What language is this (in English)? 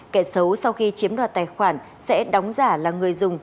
Vietnamese